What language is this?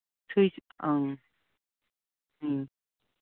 Manipuri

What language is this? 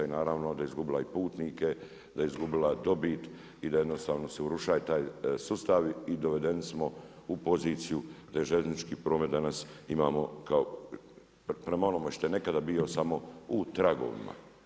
Croatian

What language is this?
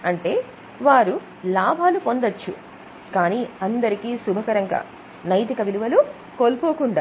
Telugu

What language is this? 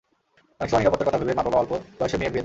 Bangla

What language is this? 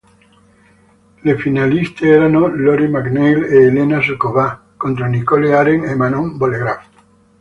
Italian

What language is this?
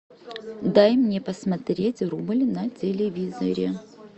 Russian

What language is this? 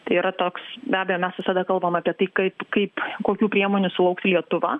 Lithuanian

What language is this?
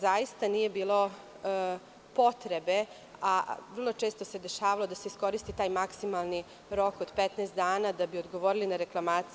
Serbian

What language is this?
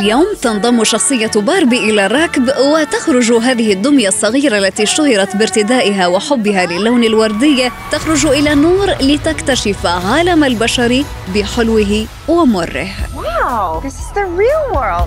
Arabic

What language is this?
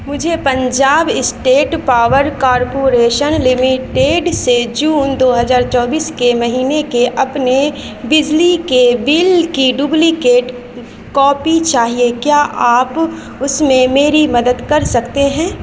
Urdu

